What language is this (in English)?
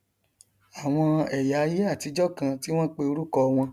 Yoruba